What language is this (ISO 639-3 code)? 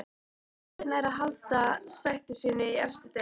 isl